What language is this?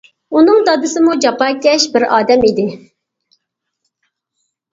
Uyghur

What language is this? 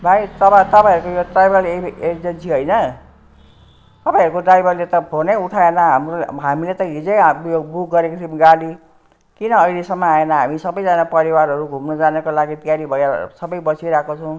Nepali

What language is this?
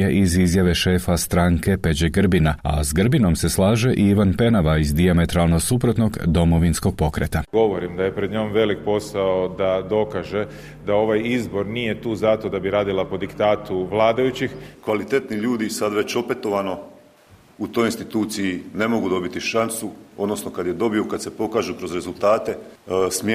Croatian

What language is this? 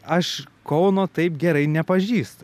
Lithuanian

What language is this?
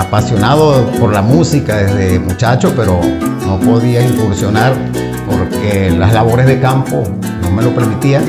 Spanish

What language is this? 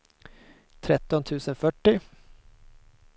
Swedish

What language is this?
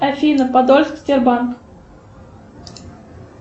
Russian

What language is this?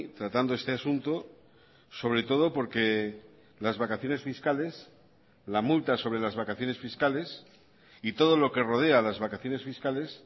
Spanish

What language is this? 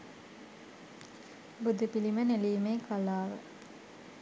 Sinhala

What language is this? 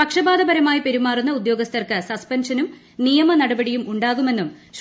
Malayalam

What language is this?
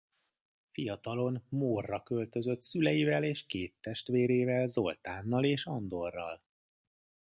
Hungarian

